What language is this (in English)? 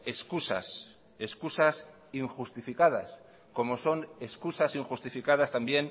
Spanish